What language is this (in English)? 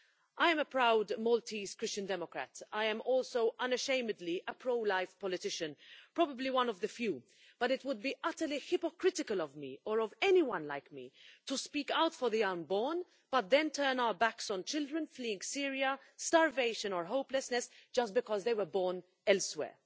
English